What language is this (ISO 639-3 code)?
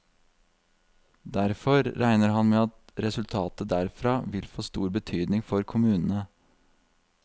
nor